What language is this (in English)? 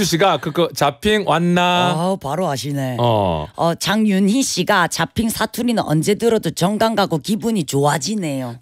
Korean